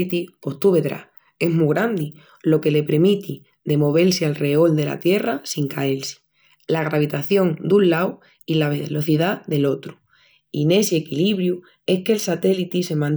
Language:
Extremaduran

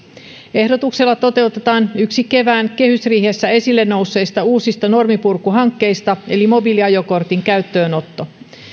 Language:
Finnish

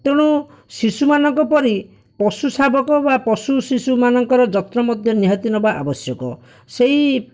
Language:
Odia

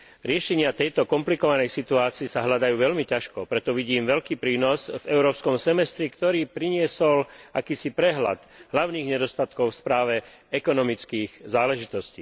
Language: Slovak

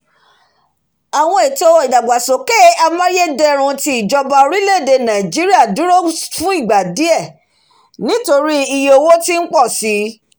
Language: Yoruba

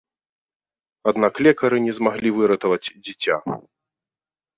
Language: Belarusian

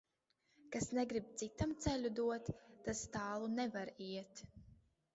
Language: Latvian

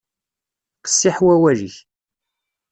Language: Kabyle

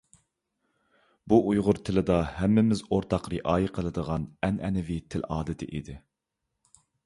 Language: Uyghur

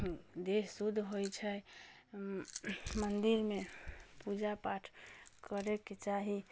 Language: Maithili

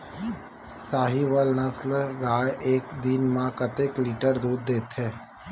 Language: Chhattisgarhi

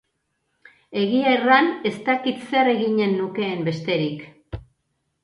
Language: Basque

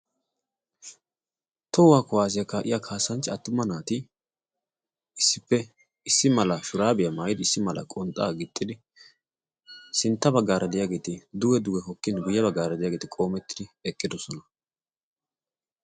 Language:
Wolaytta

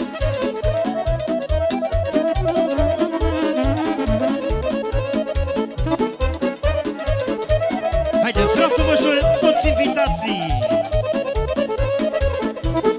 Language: Romanian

